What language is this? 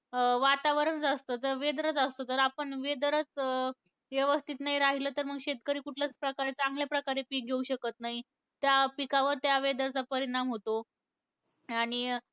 Marathi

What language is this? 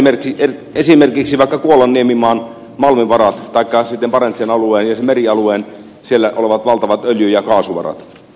Finnish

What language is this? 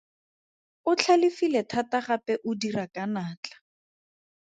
Tswana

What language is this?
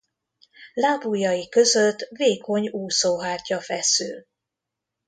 Hungarian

